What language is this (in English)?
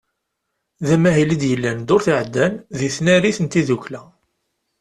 Kabyle